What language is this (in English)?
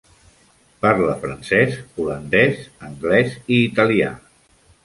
Catalan